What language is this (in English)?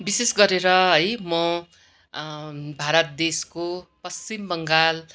Nepali